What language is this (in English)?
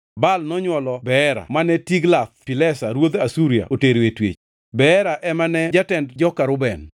Luo (Kenya and Tanzania)